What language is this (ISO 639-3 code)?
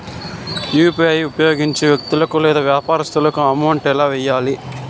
tel